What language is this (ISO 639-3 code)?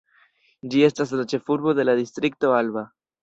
epo